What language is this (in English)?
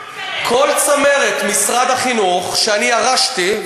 Hebrew